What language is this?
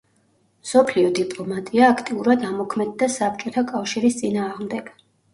Georgian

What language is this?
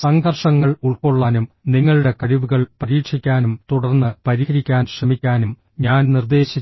Malayalam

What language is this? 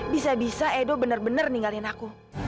Indonesian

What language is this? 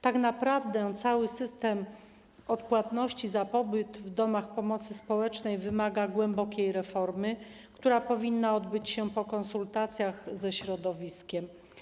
Polish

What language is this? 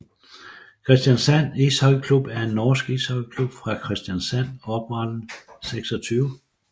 Danish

